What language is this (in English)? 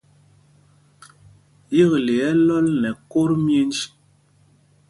Mpumpong